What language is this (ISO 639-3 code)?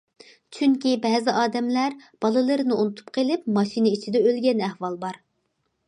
uig